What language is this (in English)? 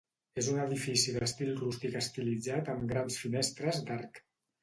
Catalan